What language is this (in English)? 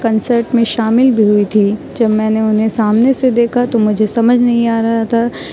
Urdu